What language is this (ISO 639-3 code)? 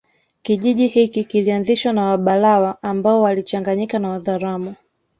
swa